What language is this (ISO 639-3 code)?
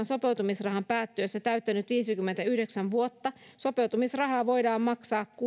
fin